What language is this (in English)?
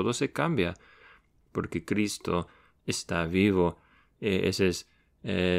Spanish